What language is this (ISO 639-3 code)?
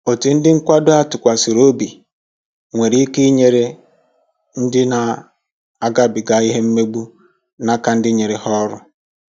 ibo